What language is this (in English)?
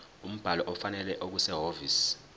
Zulu